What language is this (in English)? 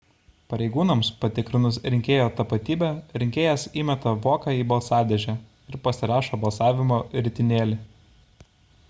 Lithuanian